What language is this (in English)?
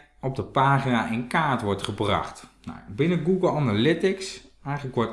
Dutch